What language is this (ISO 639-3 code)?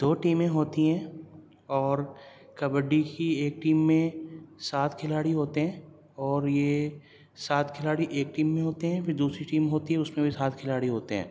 urd